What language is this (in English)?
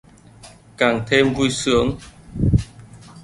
Vietnamese